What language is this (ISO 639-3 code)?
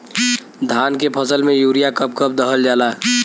bho